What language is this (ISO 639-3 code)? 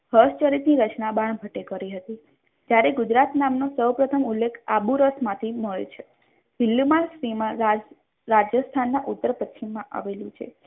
guj